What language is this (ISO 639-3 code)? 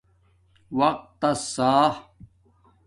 dmk